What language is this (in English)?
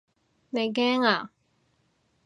Cantonese